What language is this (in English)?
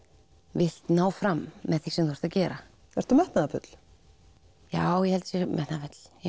Icelandic